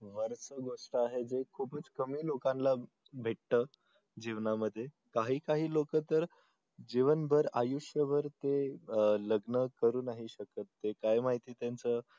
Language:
Marathi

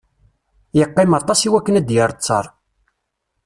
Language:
Kabyle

